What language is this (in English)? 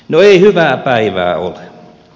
Finnish